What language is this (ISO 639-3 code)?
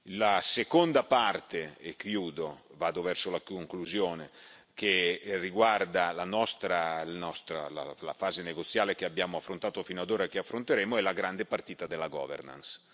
ita